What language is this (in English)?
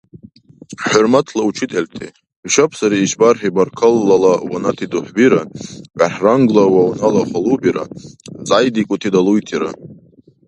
Dargwa